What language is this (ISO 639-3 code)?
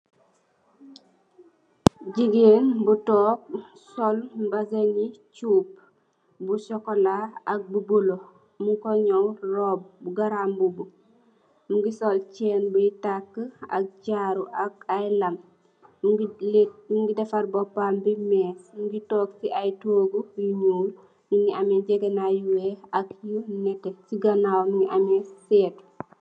wol